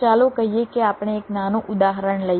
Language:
Gujarati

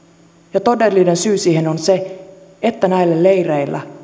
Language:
Finnish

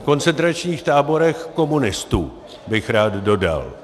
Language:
Czech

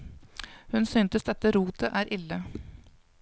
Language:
Norwegian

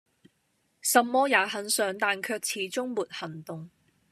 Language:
Cantonese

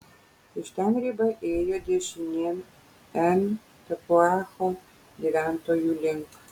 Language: Lithuanian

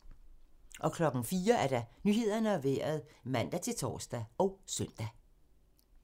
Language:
Danish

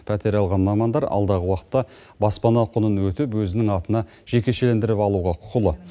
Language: Kazakh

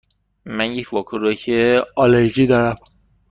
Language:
Persian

